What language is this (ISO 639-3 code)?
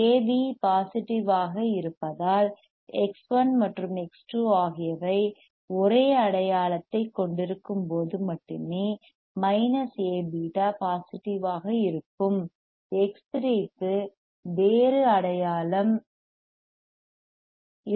tam